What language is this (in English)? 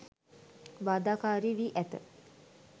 Sinhala